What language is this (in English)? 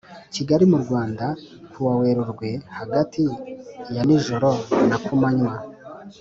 Kinyarwanda